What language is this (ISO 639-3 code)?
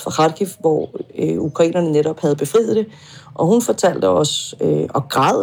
dan